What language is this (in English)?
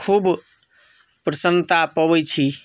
Maithili